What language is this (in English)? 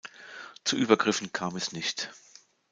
German